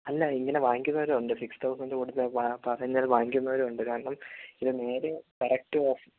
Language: Malayalam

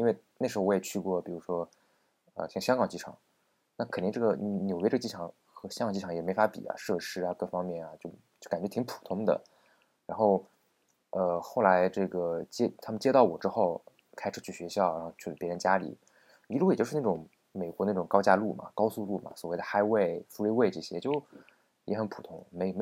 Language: Chinese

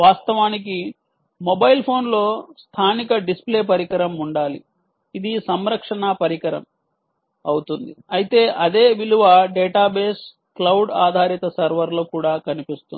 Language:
Telugu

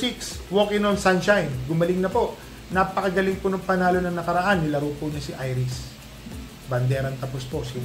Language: Filipino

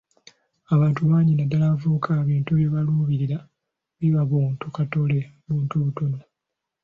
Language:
Ganda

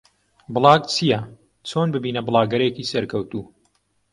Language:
Central Kurdish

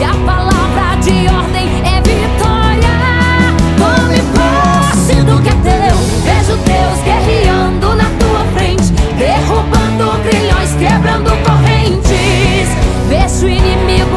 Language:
Portuguese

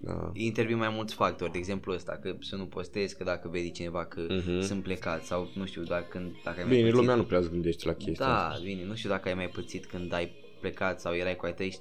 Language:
Romanian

